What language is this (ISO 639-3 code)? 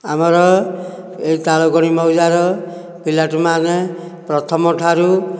ori